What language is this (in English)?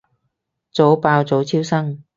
Cantonese